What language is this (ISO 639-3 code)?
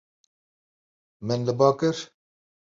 kur